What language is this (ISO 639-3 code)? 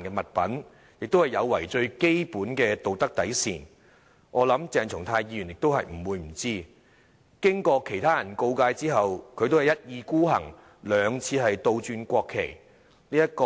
yue